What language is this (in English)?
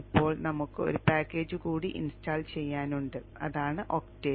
Malayalam